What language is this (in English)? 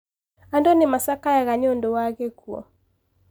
Kikuyu